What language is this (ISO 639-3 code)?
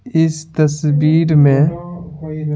hin